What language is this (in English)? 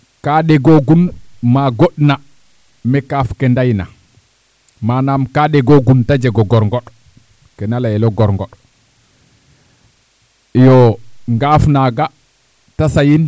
Serer